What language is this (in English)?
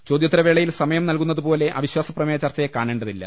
Malayalam